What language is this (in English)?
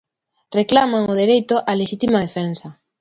Galician